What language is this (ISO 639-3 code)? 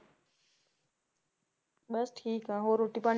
pan